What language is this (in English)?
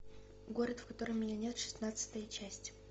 Russian